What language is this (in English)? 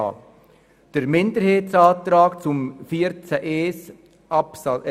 Swiss German